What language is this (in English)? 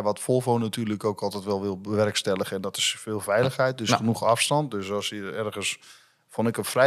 Dutch